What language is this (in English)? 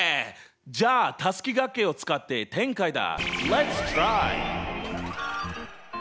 Japanese